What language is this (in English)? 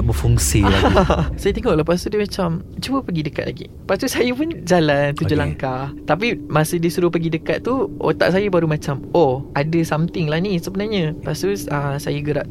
Malay